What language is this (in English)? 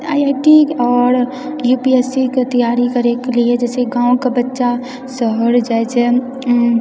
Maithili